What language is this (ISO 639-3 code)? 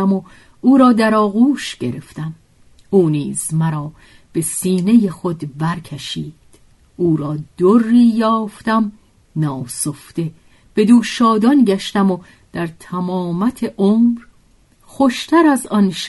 fas